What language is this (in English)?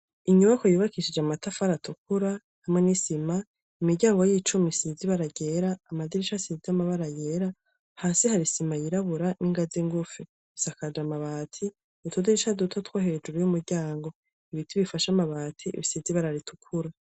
Rundi